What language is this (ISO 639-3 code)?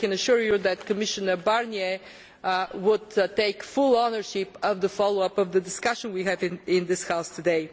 eng